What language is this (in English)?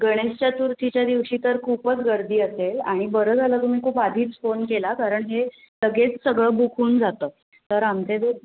Marathi